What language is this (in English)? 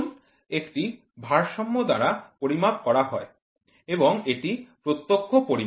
Bangla